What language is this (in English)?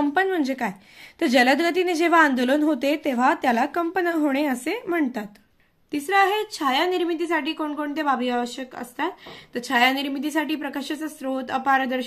Hindi